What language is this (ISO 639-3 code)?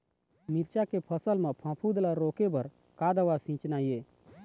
hne